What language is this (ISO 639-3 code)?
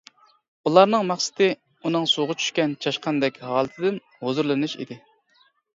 uig